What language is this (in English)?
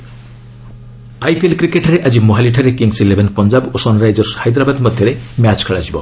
Odia